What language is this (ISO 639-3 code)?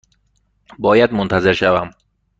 fas